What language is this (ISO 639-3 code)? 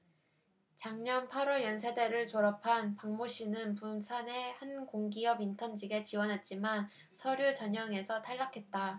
kor